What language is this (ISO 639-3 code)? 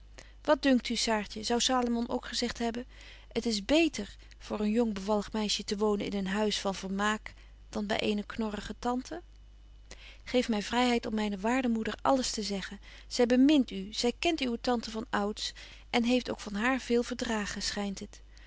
nld